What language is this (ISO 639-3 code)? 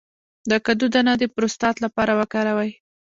pus